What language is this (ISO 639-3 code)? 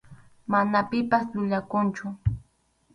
qxu